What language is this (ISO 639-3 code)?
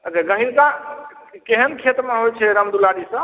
mai